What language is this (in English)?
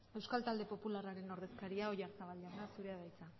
Basque